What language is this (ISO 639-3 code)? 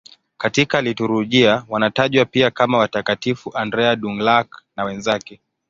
swa